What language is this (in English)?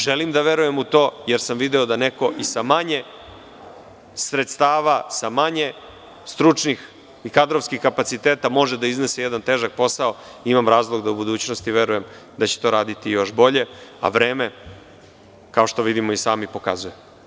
Serbian